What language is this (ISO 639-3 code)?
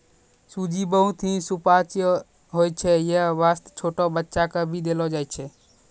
mai